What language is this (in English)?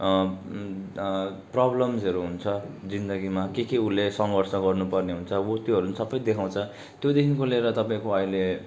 Nepali